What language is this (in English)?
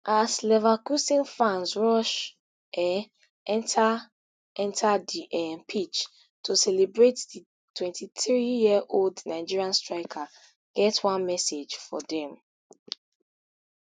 Nigerian Pidgin